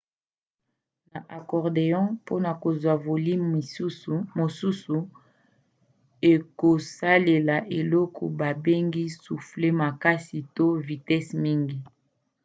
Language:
Lingala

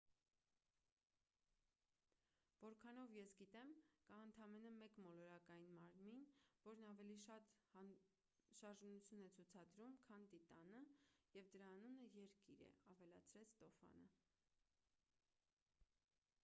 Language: Armenian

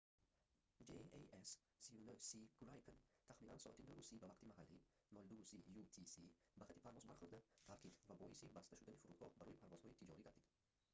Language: Tajik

